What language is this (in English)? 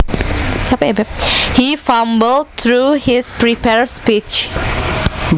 Javanese